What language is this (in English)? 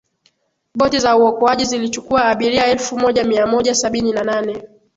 Swahili